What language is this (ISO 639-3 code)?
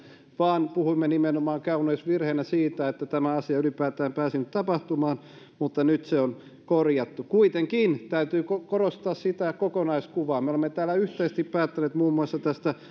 fin